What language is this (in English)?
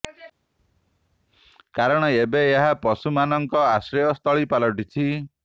Odia